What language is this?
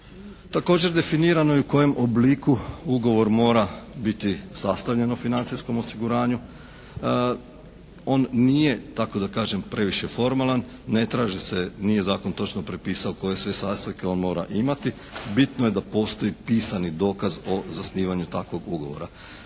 Croatian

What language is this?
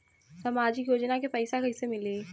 Bhojpuri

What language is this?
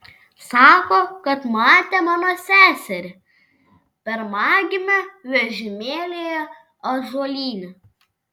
Lithuanian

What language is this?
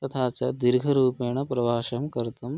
Sanskrit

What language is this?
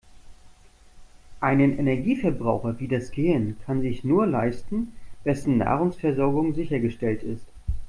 German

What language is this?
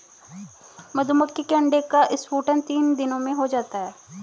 Hindi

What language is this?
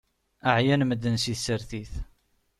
Kabyle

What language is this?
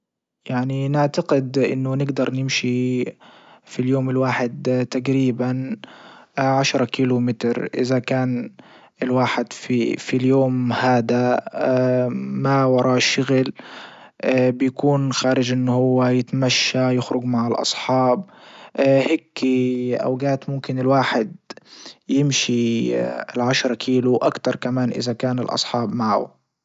Libyan Arabic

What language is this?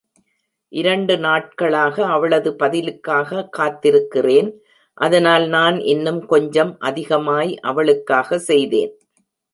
Tamil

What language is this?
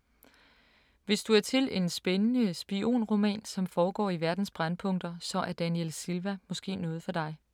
Danish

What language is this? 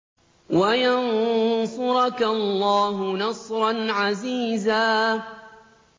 Arabic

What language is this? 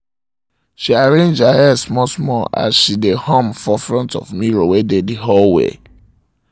Nigerian Pidgin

